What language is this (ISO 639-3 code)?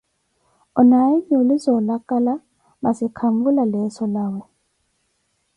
eko